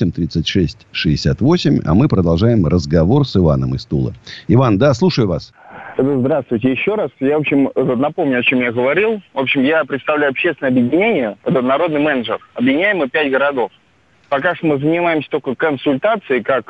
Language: Russian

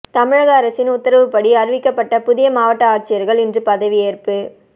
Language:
Tamil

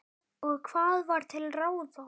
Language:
Icelandic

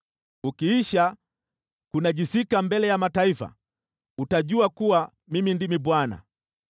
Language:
Swahili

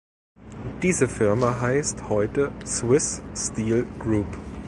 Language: German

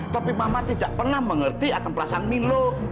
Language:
Indonesian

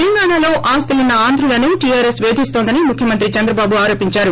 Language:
Telugu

